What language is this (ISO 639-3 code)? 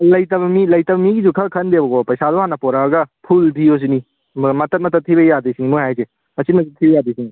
mni